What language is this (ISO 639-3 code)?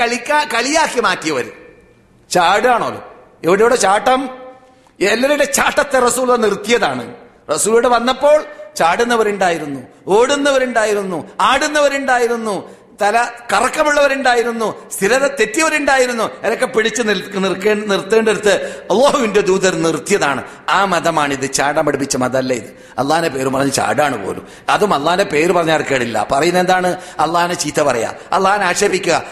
mal